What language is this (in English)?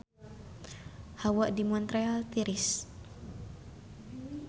Sundanese